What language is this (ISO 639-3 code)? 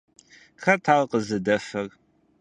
kbd